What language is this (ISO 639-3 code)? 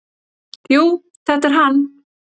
isl